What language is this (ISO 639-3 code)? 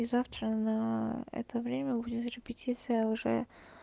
rus